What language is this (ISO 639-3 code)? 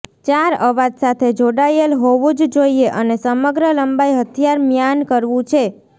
guj